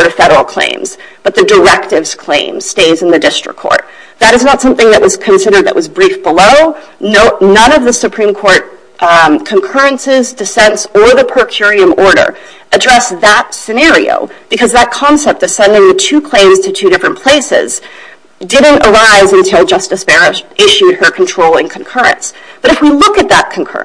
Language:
English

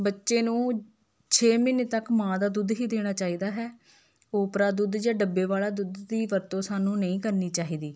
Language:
Punjabi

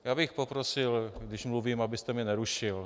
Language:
Czech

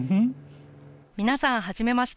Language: Japanese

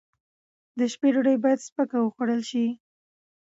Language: Pashto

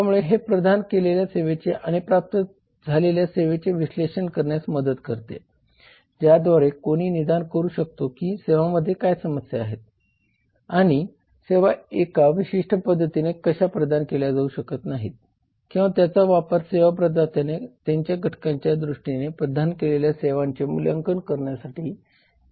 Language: Marathi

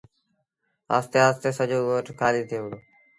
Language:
Sindhi Bhil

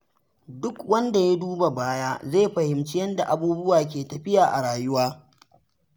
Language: Hausa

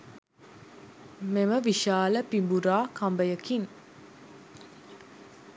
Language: Sinhala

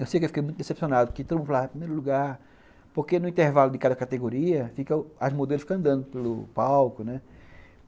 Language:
Portuguese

